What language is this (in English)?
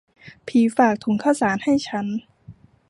Thai